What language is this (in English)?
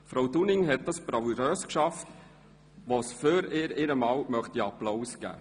Swiss German